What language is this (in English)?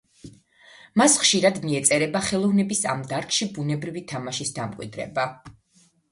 Georgian